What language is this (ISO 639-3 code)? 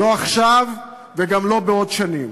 heb